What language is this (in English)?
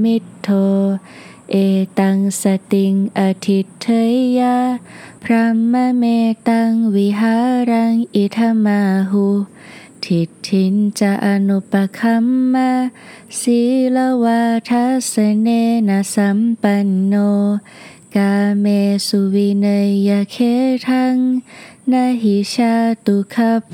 Thai